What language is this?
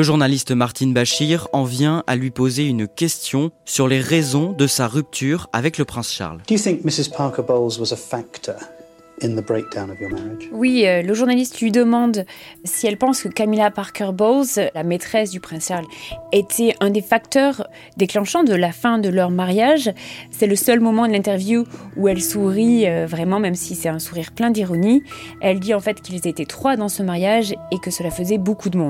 French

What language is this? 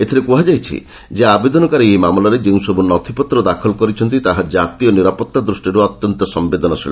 Odia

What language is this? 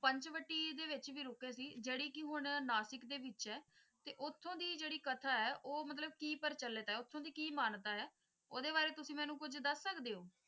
Punjabi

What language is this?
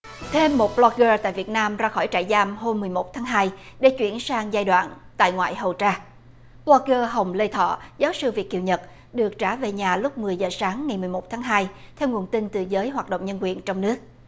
Vietnamese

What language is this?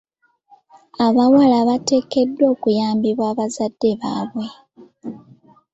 Ganda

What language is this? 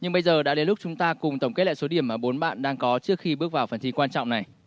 Vietnamese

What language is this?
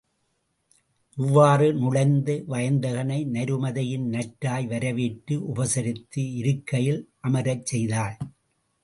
Tamil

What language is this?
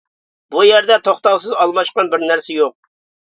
Uyghur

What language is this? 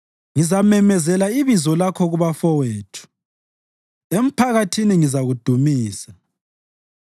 North Ndebele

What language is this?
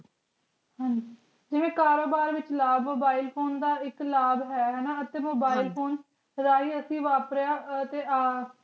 Punjabi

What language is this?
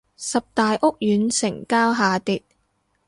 Cantonese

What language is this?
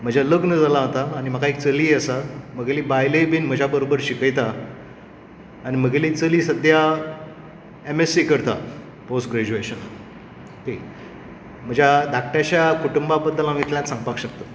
Konkani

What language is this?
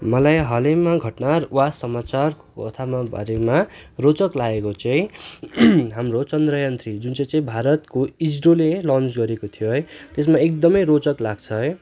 Nepali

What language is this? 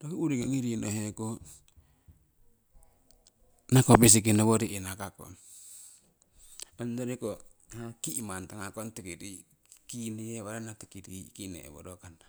Siwai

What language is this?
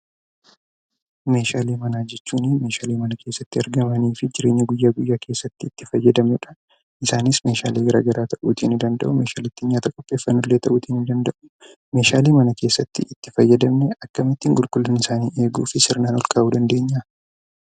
Oromo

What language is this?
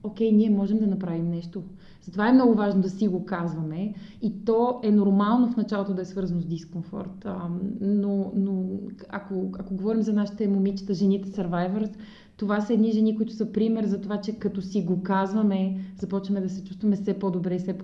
Bulgarian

